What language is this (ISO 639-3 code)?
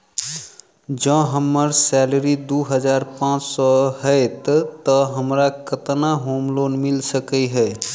mai